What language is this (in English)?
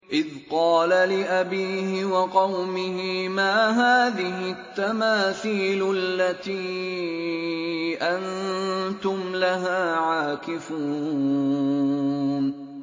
Arabic